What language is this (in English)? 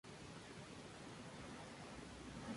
Spanish